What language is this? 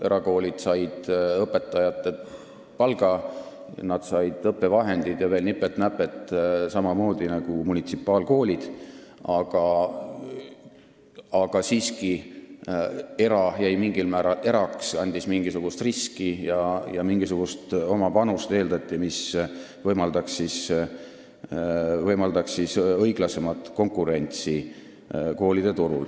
Estonian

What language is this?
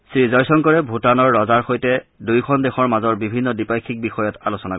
Assamese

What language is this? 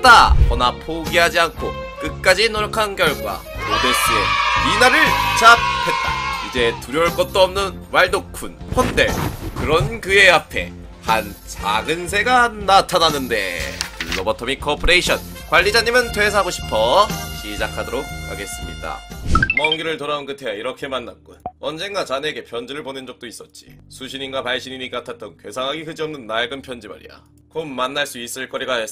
Korean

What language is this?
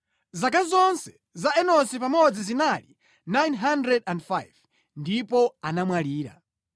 Nyanja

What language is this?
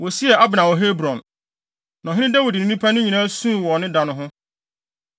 Akan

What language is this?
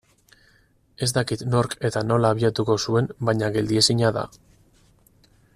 Basque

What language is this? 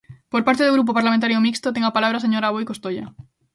Galician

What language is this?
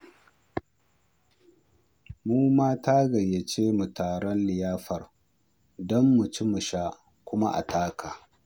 Hausa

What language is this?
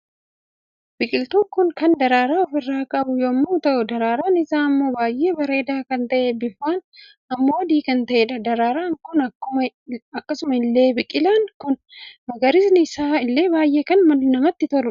Oromo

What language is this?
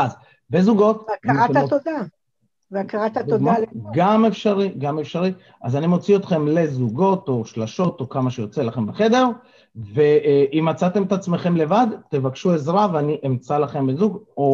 Hebrew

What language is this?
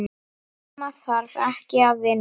Icelandic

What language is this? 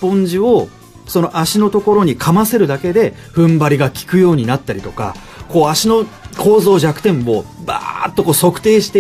Japanese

